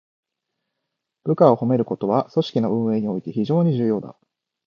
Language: Japanese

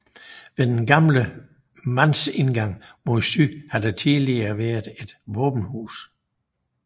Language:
Danish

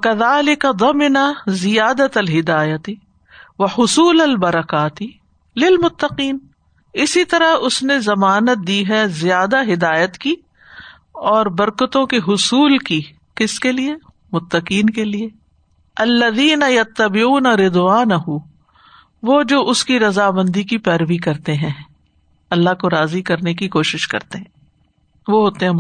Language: Urdu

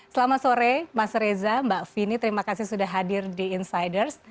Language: Indonesian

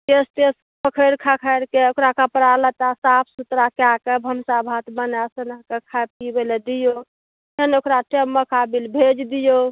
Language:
Maithili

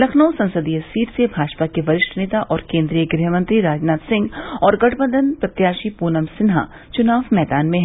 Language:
Hindi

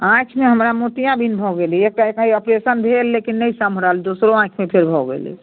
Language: Maithili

